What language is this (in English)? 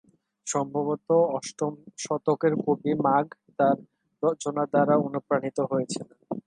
Bangla